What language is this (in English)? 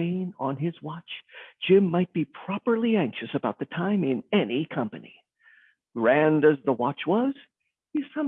English